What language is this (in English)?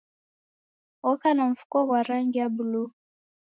Taita